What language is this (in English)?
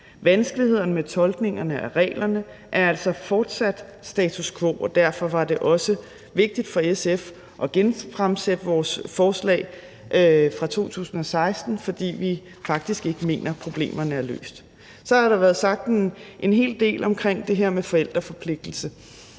Danish